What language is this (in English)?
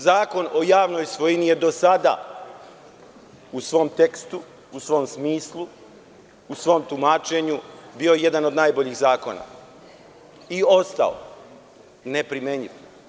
Serbian